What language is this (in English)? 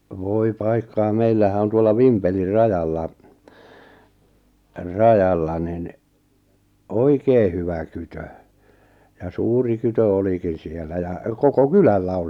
Finnish